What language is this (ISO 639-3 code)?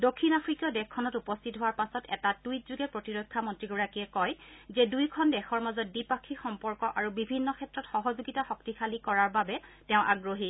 asm